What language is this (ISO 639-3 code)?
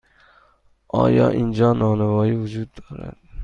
fas